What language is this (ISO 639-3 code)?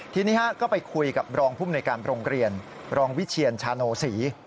tha